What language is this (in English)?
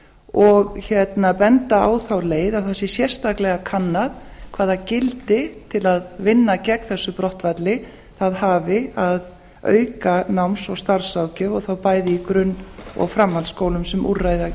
Icelandic